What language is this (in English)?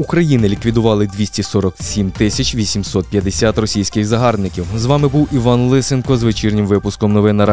Ukrainian